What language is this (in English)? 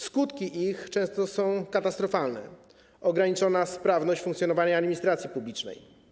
Polish